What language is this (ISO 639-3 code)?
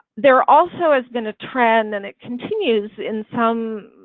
eng